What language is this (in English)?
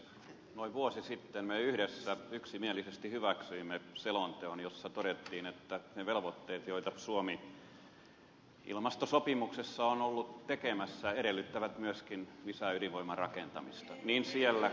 Finnish